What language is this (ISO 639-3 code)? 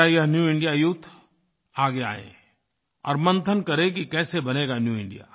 hin